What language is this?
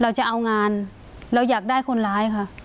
Thai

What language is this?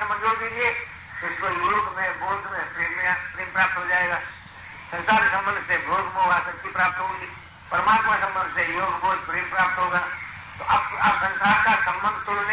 Hindi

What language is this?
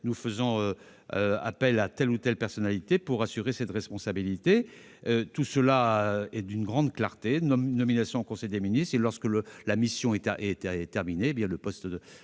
French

